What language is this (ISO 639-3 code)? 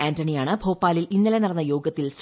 mal